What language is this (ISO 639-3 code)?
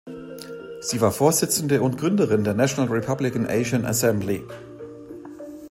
deu